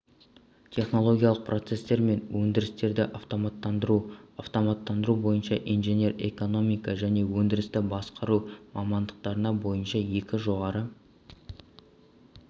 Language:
Kazakh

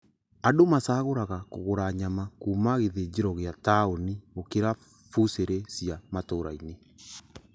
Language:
Kikuyu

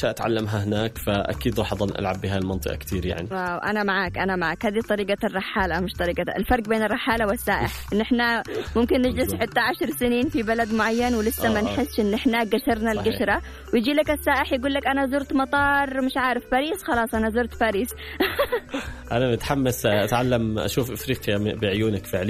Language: Arabic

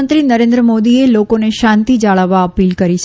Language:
Gujarati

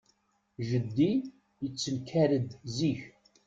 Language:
Kabyle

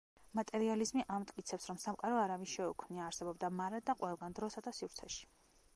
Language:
Georgian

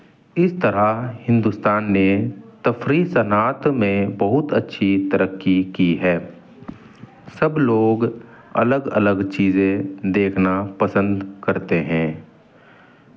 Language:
Urdu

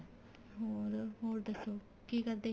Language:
Punjabi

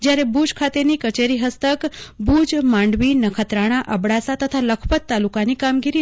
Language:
Gujarati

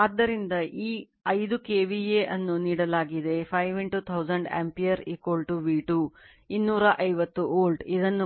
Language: Kannada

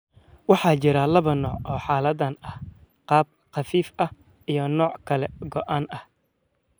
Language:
Somali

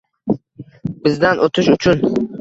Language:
Uzbek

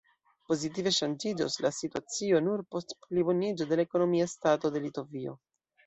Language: Esperanto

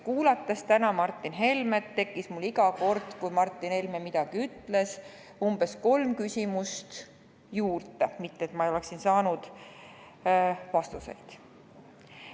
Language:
Estonian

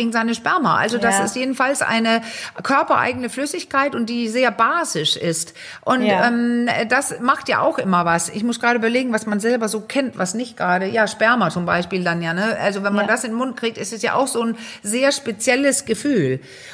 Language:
German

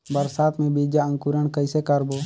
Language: Chhattisgarhi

